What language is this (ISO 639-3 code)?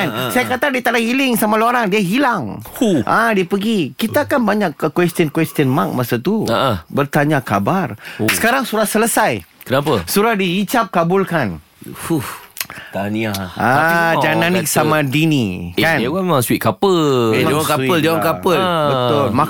msa